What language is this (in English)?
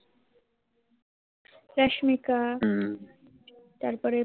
Bangla